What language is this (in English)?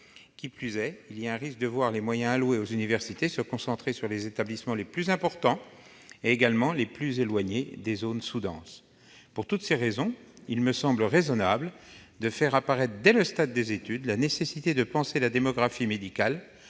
French